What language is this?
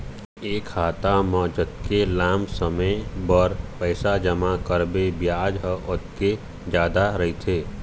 Chhattisgarhi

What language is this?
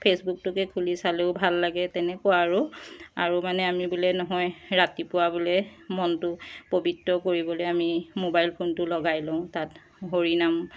Assamese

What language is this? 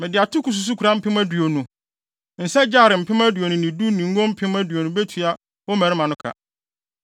Akan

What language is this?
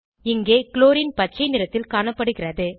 Tamil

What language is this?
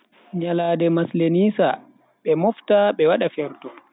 Bagirmi Fulfulde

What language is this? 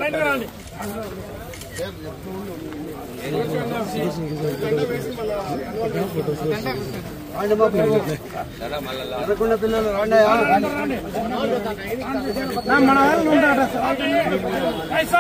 Telugu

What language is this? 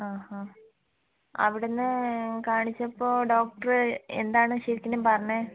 Malayalam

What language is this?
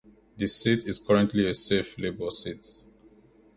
English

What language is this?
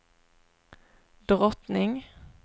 Swedish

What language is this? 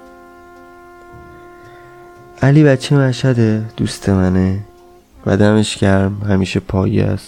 Persian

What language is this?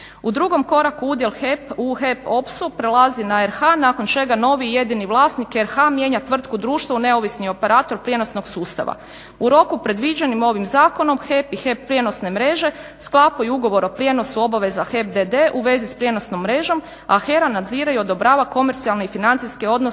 Croatian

